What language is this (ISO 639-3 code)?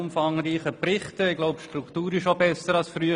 gsw